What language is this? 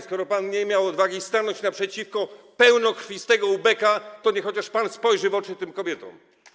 Polish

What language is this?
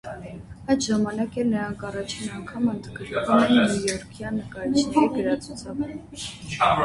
Armenian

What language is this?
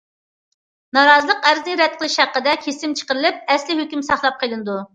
Uyghur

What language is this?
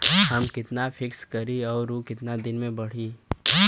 Bhojpuri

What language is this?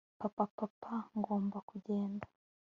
Kinyarwanda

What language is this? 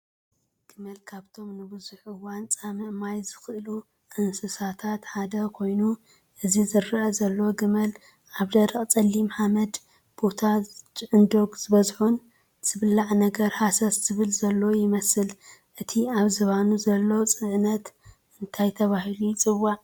Tigrinya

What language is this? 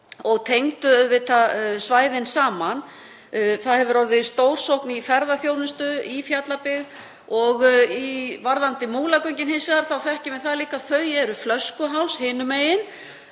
Icelandic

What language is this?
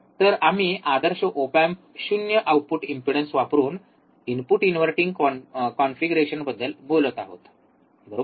Marathi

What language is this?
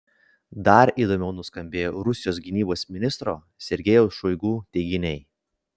Lithuanian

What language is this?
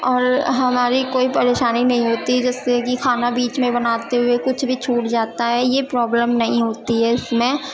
Urdu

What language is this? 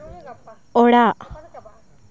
Santali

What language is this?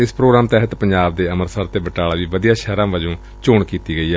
Punjabi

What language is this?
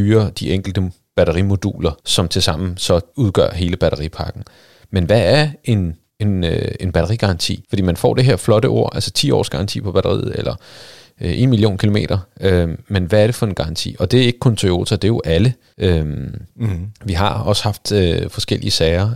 Danish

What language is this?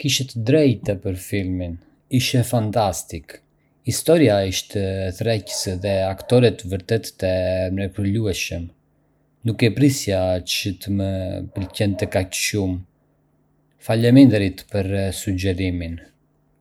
Arbëreshë Albanian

